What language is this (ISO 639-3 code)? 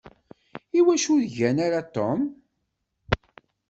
kab